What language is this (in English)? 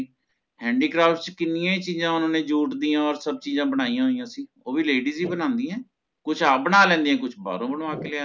Punjabi